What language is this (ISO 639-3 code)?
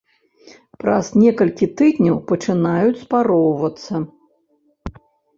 bel